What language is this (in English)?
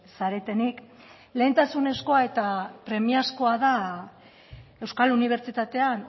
Basque